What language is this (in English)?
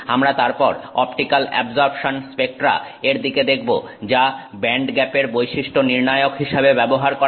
Bangla